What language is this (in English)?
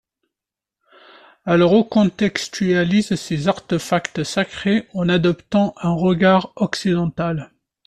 French